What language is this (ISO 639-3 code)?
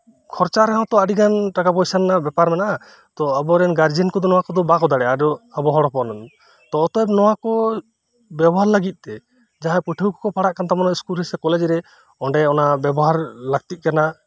sat